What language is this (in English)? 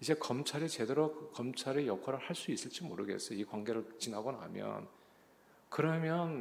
Korean